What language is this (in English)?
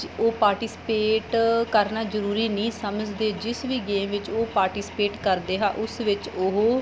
Punjabi